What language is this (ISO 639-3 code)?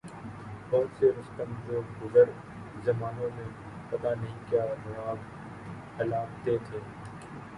urd